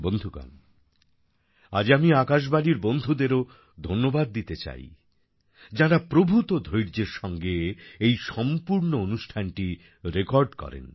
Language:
Bangla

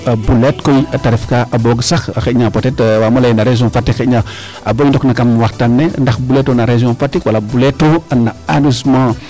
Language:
Serer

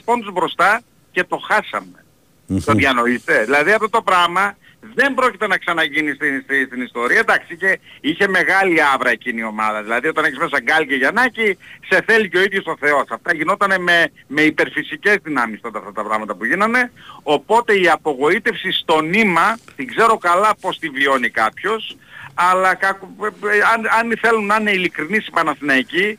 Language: Greek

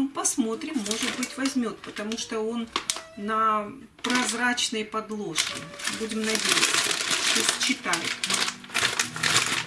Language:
Russian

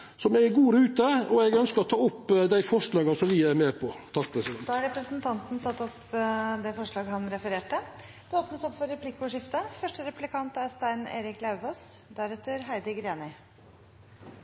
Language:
Norwegian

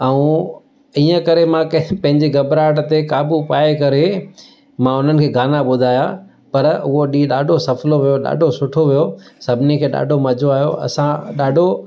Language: Sindhi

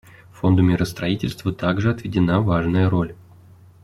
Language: Russian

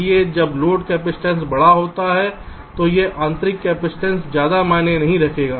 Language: Hindi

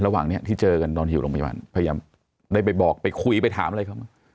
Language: Thai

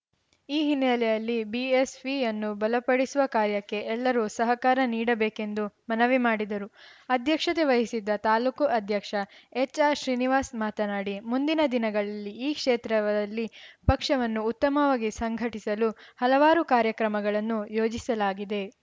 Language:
Kannada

